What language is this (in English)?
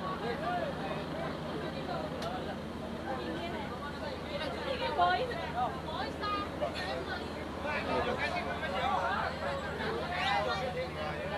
Indonesian